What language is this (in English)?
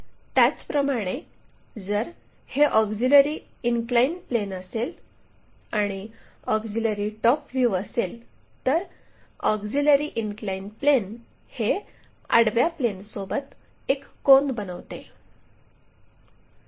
Marathi